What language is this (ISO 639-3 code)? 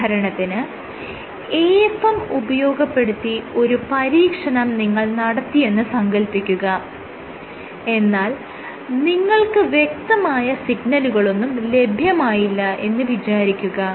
mal